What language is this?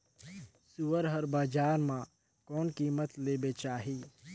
Chhattisgarhi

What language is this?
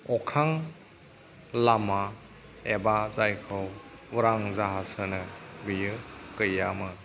Bodo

